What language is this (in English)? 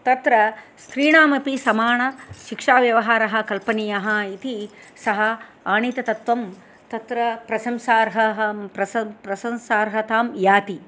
Sanskrit